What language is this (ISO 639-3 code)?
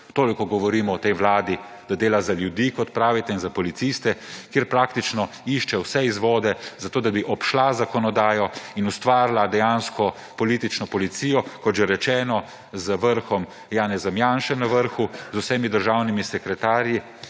slv